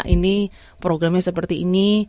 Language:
Indonesian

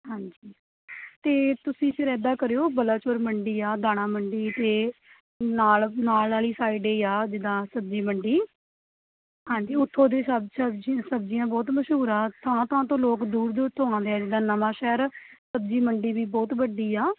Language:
Punjabi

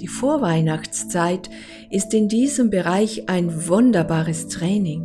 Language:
German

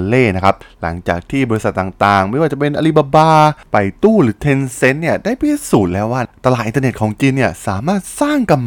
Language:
Thai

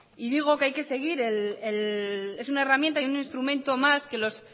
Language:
Spanish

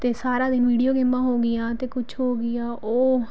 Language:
Punjabi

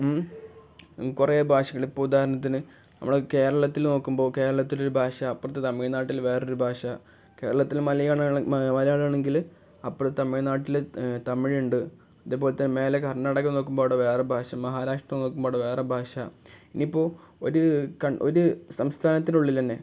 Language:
Malayalam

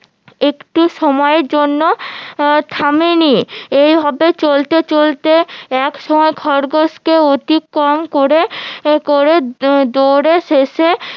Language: Bangla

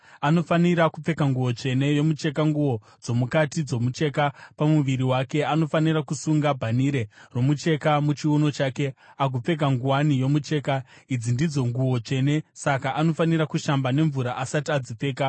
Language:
Shona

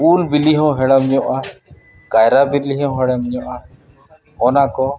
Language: Santali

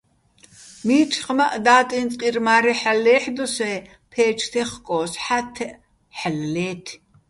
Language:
Bats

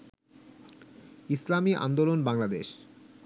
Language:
Bangla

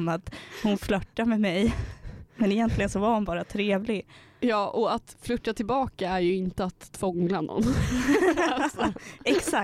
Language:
Swedish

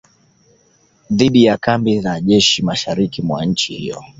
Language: Swahili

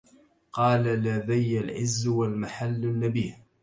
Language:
Arabic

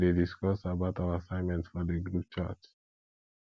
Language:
Nigerian Pidgin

